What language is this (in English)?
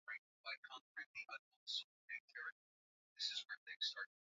Swahili